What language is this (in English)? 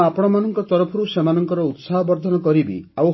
Odia